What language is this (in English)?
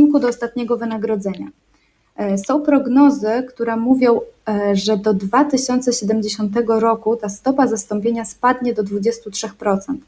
Polish